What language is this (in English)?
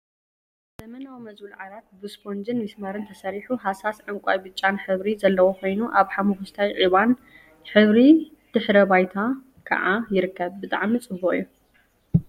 Tigrinya